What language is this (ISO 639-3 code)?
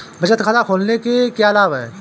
hin